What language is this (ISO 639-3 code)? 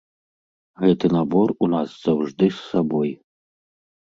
bel